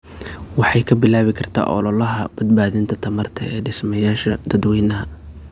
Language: Somali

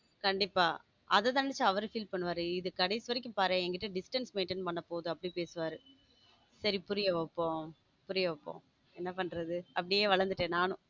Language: Tamil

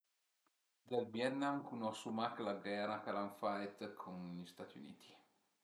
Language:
Piedmontese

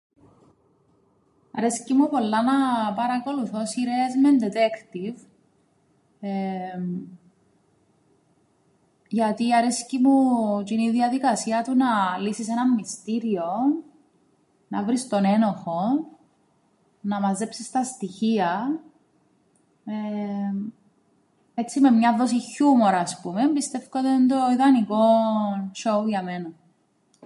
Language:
Greek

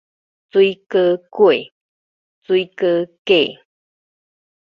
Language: Min Nan Chinese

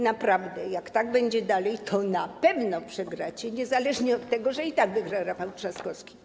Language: Polish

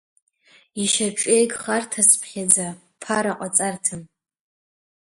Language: Abkhazian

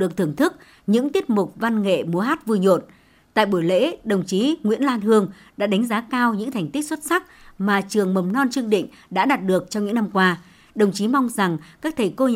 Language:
Vietnamese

